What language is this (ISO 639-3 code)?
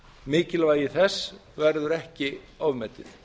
isl